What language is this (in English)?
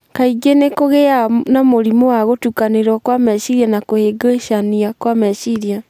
Kikuyu